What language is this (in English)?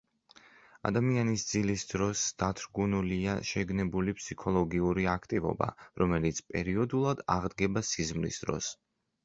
Georgian